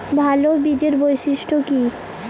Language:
Bangla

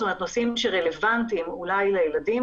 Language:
Hebrew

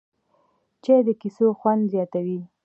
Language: Pashto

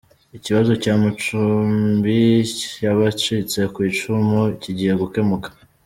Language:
Kinyarwanda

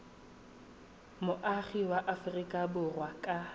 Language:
Tswana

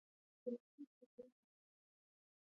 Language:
Pashto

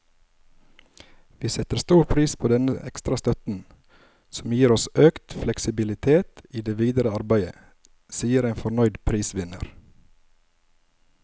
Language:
Norwegian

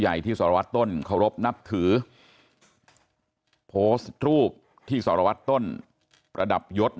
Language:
Thai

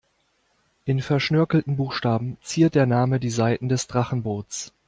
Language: German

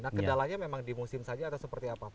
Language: Indonesian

